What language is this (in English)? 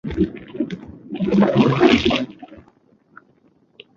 Bangla